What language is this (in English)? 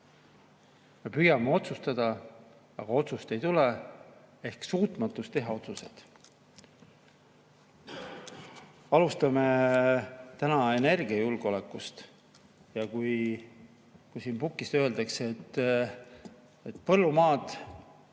Estonian